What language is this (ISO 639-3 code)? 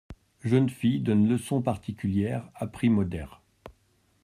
fra